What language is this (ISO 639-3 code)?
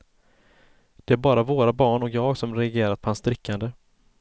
swe